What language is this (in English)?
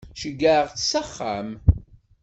Kabyle